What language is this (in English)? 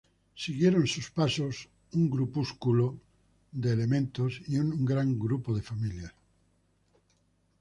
Spanish